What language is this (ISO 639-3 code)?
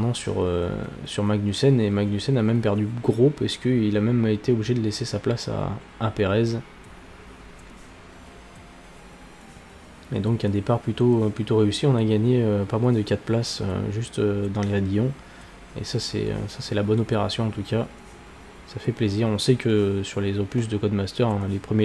fra